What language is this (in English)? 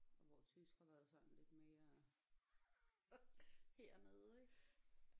Danish